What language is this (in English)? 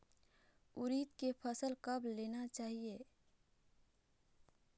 Chhattisgarhi